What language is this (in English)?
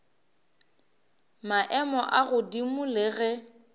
Northern Sotho